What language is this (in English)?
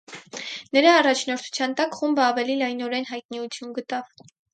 Armenian